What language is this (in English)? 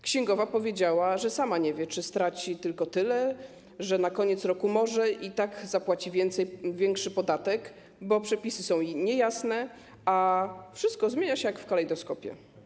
Polish